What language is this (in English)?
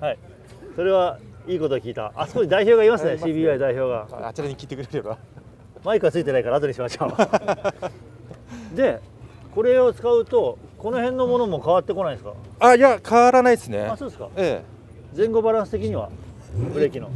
Japanese